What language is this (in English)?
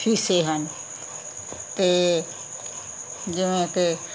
Punjabi